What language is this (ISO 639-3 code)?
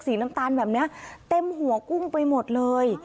tha